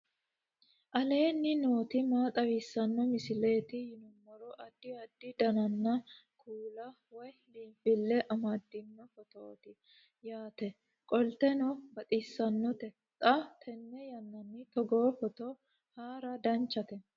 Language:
Sidamo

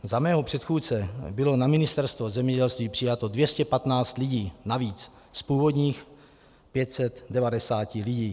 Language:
Czech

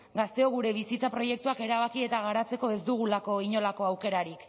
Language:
Basque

